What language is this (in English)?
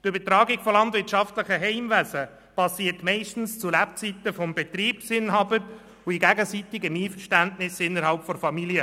Swiss German